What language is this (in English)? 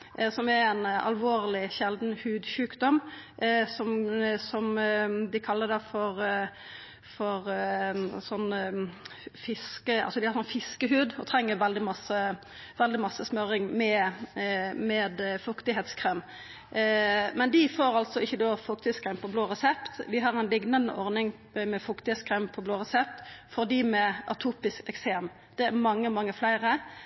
Norwegian Nynorsk